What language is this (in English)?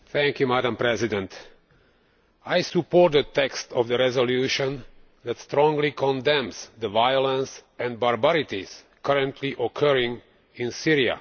English